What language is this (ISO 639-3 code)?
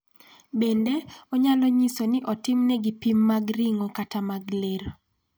luo